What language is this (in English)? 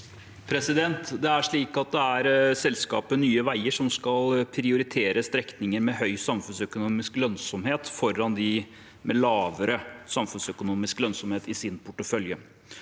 Norwegian